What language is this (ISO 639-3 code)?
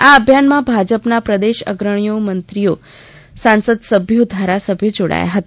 guj